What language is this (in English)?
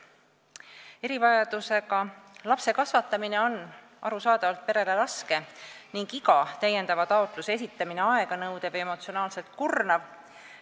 Estonian